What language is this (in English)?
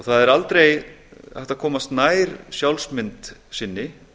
Icelandic